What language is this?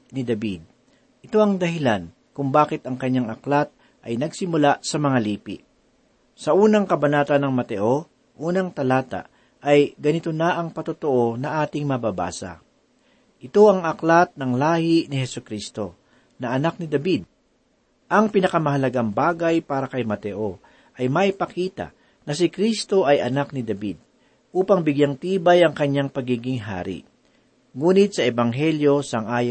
Filipino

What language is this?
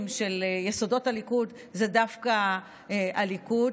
Hebrew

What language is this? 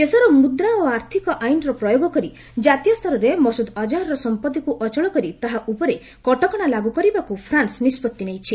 Odia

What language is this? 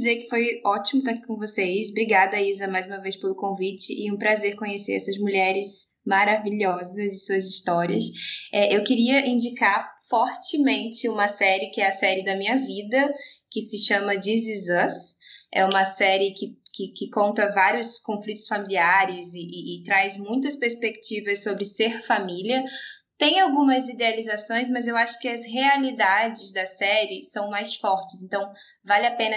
Portuguese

